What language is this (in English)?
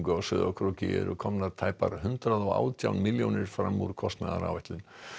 Icelandic